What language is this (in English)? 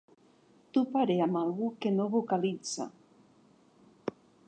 Catalan